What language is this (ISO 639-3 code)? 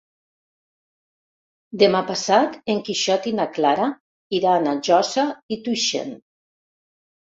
cat